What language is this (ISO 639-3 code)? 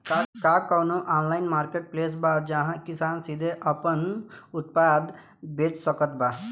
bho